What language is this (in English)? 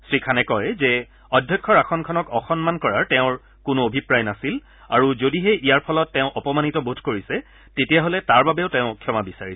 Assamese